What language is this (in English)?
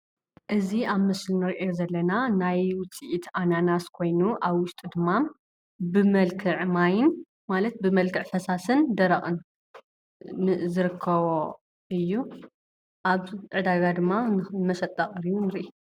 Tigrinya